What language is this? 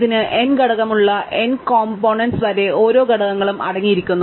Malayalam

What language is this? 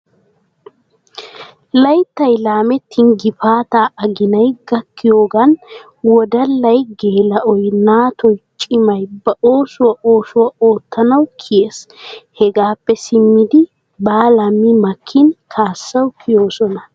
Wolaytta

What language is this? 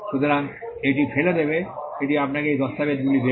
Bangla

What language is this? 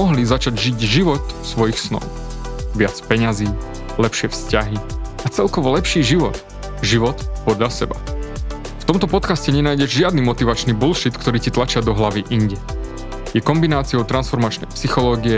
Slovak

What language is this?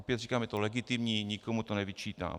Czech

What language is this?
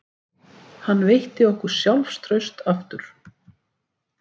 Icelandic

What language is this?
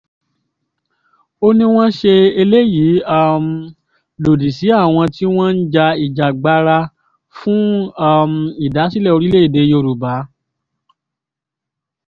Yoruba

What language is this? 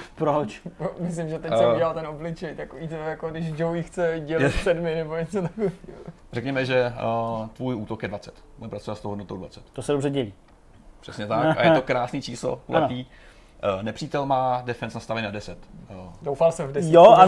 Czech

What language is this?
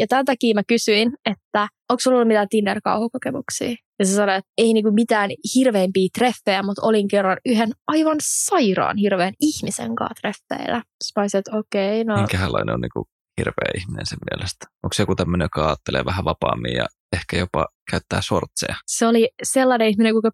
Finnish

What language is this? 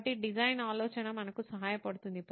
Telugu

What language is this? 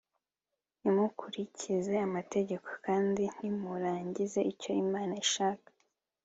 Kinyarwanda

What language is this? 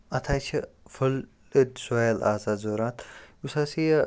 Kashmiri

